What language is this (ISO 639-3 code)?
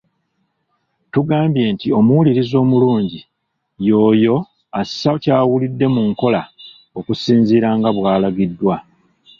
lug